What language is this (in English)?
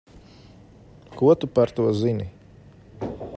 Latvian